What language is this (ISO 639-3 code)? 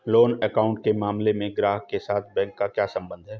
hin